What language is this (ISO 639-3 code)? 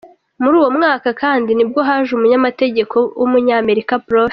kin